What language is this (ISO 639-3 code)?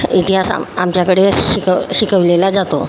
mar